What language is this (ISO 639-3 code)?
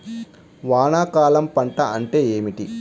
tel